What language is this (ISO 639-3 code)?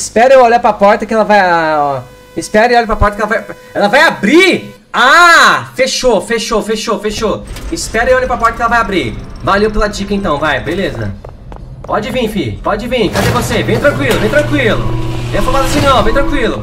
por